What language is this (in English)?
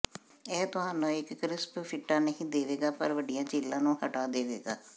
Punjabi